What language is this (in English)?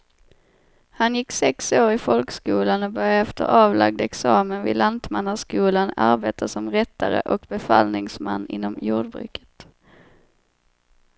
Swedish